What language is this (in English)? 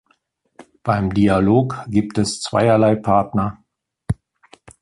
German